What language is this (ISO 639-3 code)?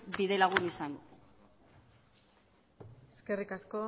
eus